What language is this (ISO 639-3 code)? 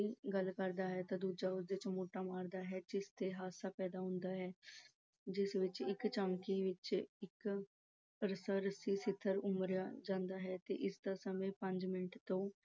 pan